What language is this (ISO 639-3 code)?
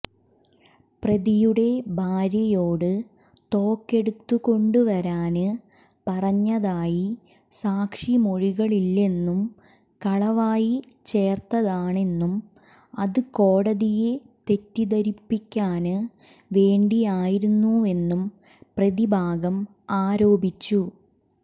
mal